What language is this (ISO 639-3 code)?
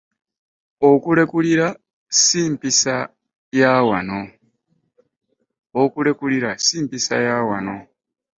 lug